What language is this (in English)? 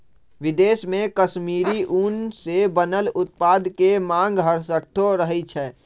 Magahi